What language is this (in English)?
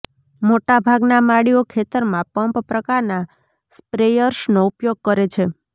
Gujarati